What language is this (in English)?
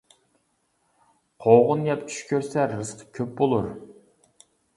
Uyghur